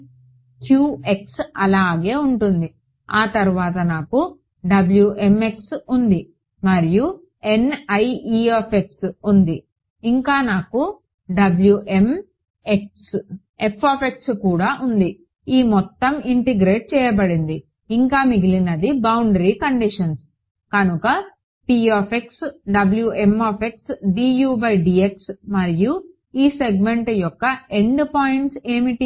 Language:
Telugu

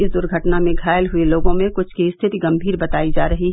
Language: Hindi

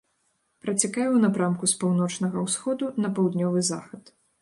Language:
Belarusian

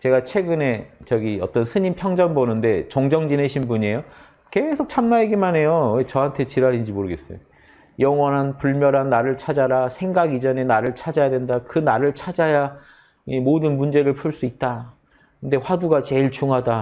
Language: Korean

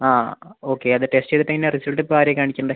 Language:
Malayalam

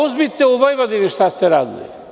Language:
Serbian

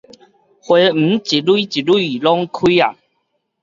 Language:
Min Nan Chinese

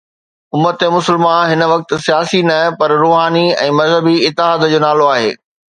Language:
Sindhi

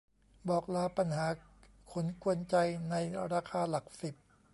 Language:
Thai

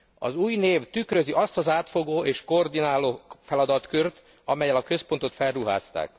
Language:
Hungarian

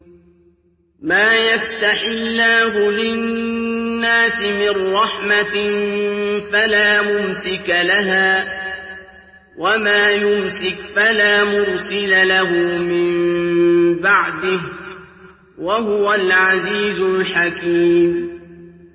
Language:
Arabic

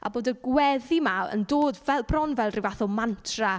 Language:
Welsh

